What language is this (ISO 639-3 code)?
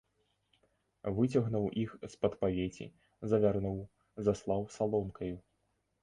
bel